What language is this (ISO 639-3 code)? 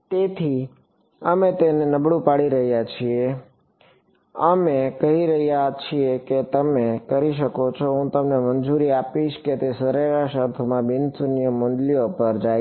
guj